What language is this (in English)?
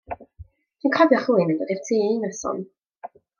Welsh